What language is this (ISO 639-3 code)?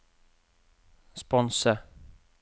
nor